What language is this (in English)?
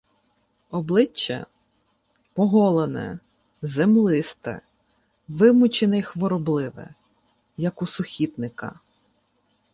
Ukrainian